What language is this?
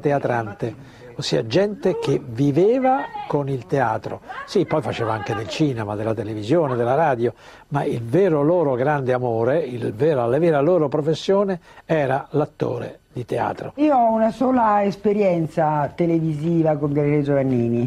Italian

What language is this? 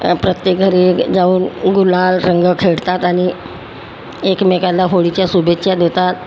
Marathi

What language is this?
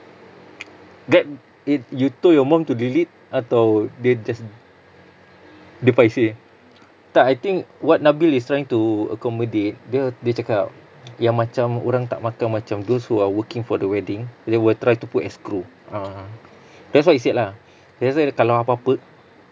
English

